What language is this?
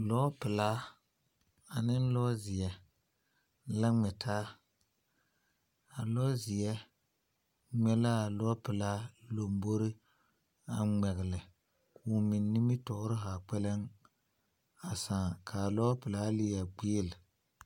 Southern Dagaare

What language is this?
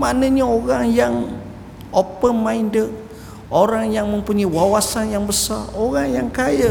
Malay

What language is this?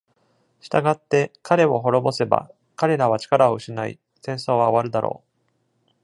Japanese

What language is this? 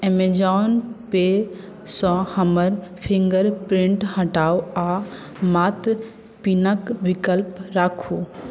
Maithili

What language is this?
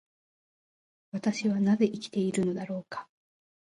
Japanese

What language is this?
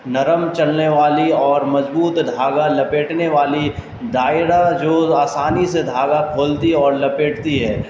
Urdu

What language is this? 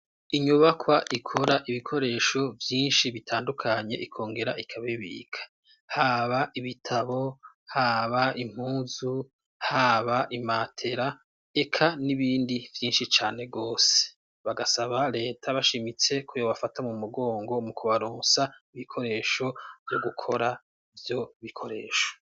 Rundi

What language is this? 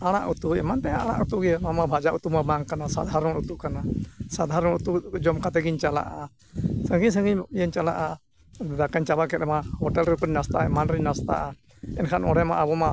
Santali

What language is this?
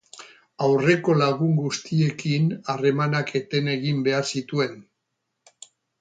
Basque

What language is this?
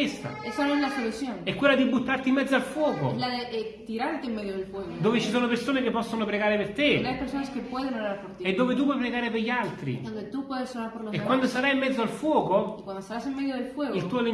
Italian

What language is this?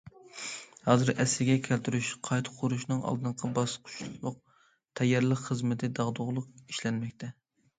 Uyghur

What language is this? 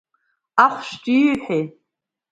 Abkhazian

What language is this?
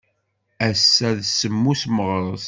Kabyle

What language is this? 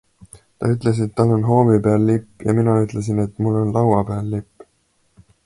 Estonian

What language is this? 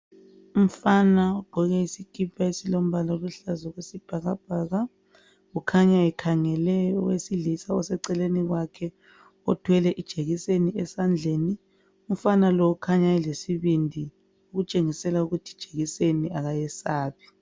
North Ndebele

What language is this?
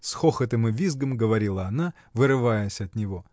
Russian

